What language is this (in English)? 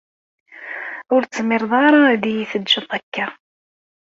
Kabyle